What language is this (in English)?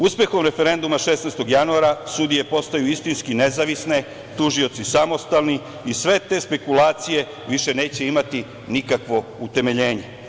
Serbian